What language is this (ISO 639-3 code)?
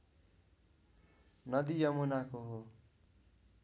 nep